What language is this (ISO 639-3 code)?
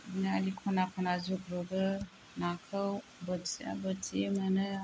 brx